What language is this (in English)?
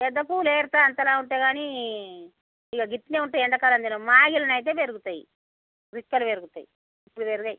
Telugu